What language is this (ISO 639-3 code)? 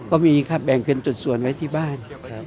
tha